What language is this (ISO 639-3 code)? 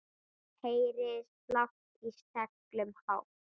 isl